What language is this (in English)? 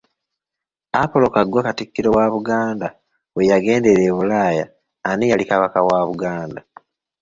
Ganda